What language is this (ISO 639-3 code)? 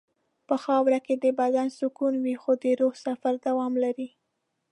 pus